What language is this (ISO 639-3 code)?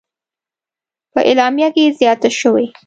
pus